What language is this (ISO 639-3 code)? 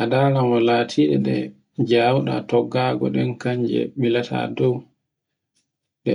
fue